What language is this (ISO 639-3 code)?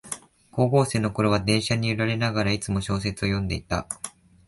jpn